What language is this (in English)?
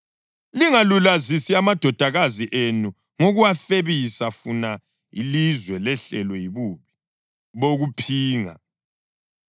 North Ndebele